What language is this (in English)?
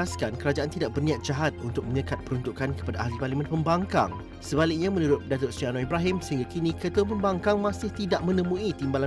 Malay